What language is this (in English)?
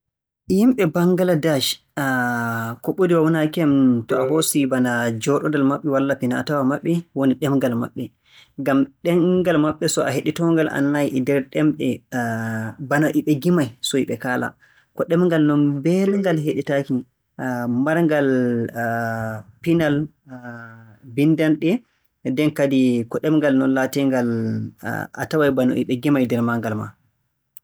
Borgu Fulfulde